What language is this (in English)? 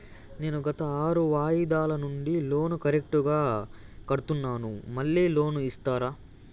Telugu